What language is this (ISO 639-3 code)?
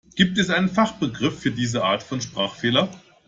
deu